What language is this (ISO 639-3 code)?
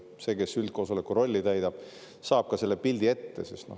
est